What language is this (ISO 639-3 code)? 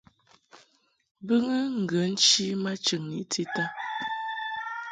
mhk